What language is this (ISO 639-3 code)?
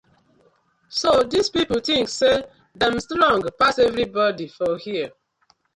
pcm